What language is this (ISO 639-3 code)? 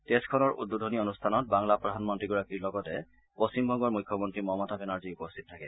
asm